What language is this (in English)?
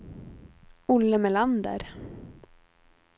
Swedish